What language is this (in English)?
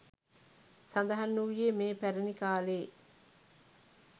Sinhala